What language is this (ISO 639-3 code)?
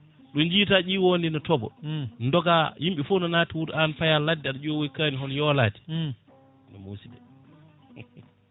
ful